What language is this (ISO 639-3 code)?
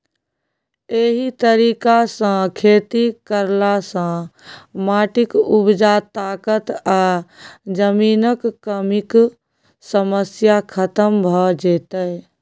mai